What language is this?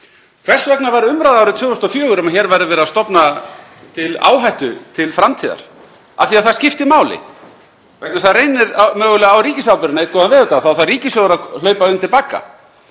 Icelandic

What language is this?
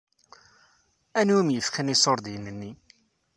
Kabyle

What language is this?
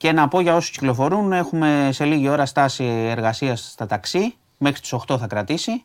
Greek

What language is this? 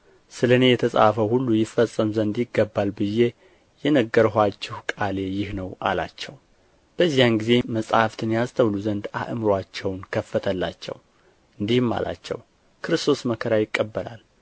Amharic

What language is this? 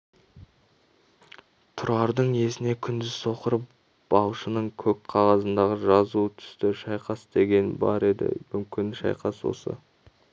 Kazakh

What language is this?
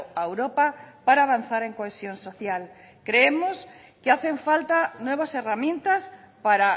Spanish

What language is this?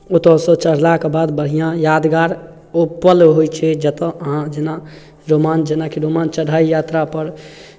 Maithili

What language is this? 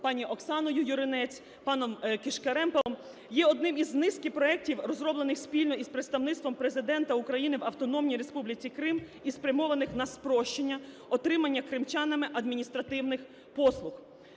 Ukrainian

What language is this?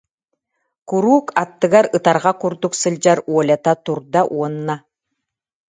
Yakut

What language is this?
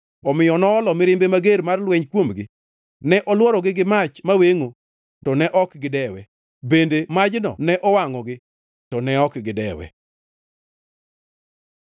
Luo (Kenya and Tanzania)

